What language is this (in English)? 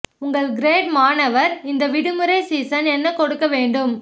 Tamil